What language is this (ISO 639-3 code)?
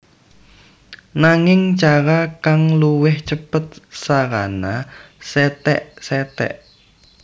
jav